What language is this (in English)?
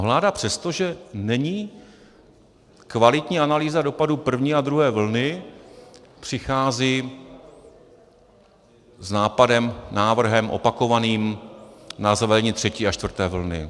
Czech